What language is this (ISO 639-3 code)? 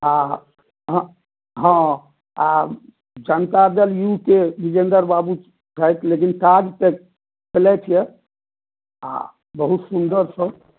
mai